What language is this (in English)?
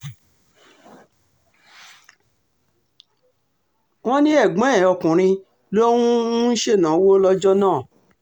Yoruba